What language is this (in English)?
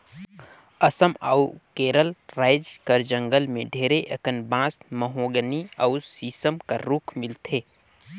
Chhattisgarhi